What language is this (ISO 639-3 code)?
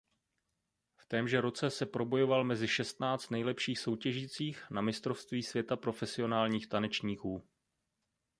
ces